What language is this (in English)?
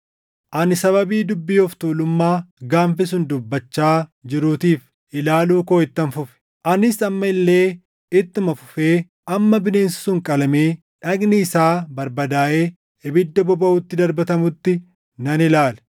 Oromo